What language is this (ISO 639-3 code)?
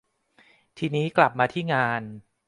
tha